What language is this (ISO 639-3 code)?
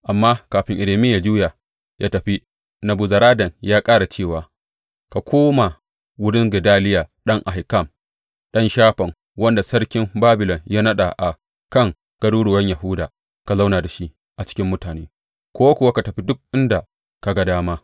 hau